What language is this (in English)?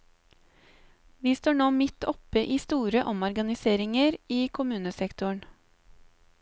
Norwegian